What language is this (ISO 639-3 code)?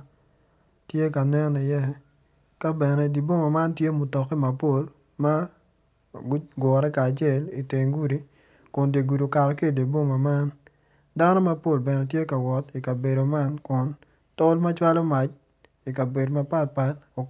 ach